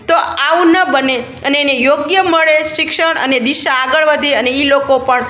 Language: Gujarati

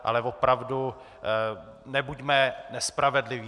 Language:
Czech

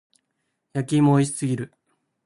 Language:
Japanese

